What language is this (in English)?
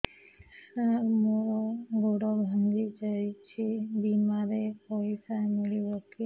Odia